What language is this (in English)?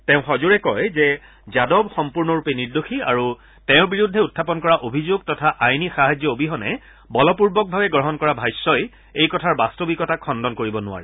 Assamese